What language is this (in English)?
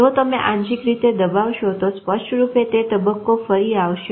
Gujarati